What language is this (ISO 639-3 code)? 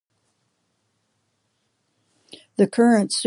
eng